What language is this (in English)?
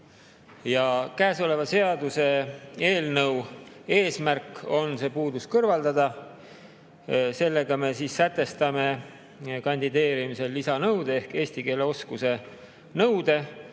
Estonian